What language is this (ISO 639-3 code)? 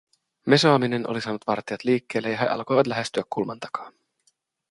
fin